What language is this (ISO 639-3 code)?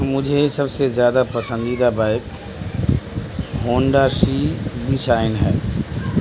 urd